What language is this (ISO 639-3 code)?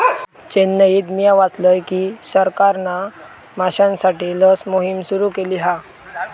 mar